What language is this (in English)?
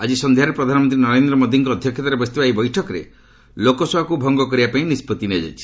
Odia